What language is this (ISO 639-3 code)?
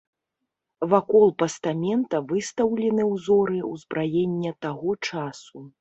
bel